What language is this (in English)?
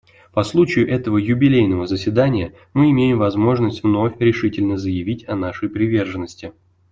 Russian